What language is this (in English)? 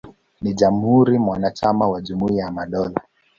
Swahili